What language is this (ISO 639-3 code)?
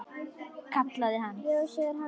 isl